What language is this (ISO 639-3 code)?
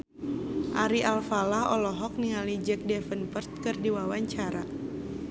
sun